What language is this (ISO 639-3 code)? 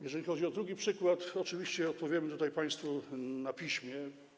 pol